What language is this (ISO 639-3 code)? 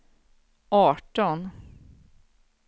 swe